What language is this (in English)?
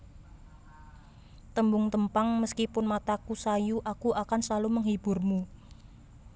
Javanese